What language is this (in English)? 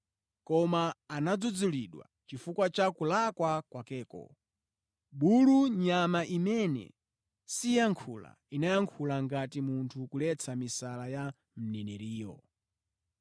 Nyanja